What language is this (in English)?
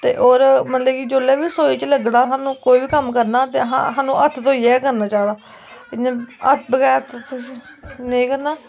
Dogri